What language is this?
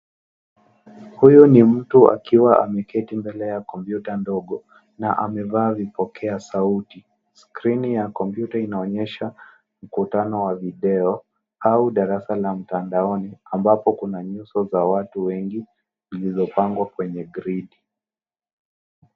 Swahili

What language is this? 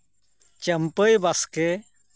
Santali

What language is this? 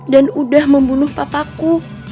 Indonesian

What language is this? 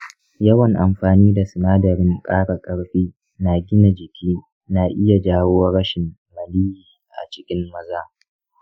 Hausa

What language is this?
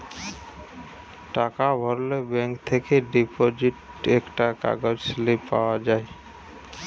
Bangla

